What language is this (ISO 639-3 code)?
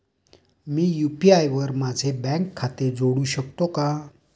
mar